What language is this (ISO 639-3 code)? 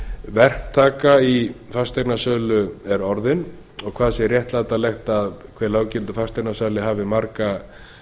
isl